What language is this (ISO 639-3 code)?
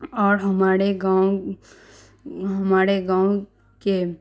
urd